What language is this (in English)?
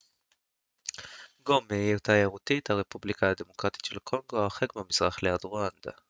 Hebrew